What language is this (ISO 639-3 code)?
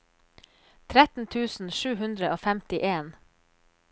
nor